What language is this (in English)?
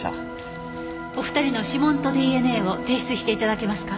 Japanese